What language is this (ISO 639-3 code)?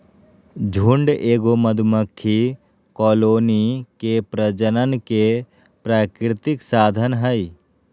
mag